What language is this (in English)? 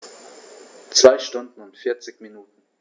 German